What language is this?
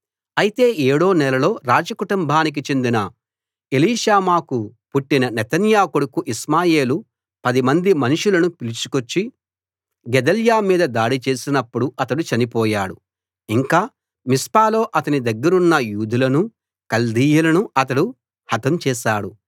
Telugu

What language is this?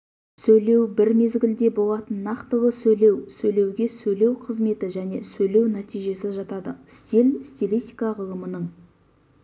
Kazakh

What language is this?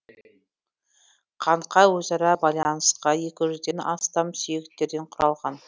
Kazakh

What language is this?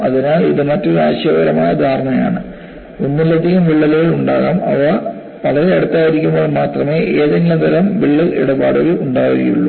Malayalam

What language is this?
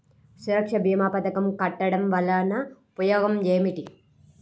Telugu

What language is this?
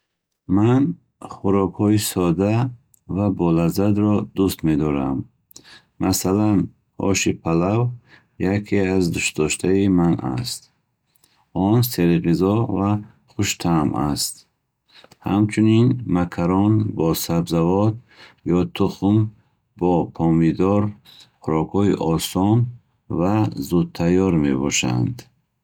Bukharic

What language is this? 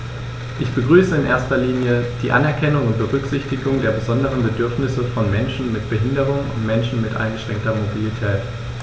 German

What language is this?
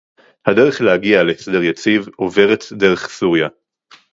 Hebrew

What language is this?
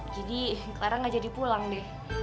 Indonesian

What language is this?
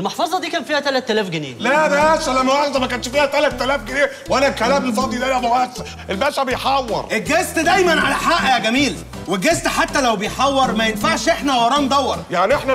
Arabic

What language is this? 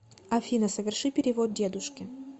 Russian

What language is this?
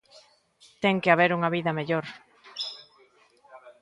Galician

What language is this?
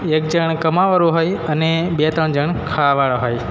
Gujarati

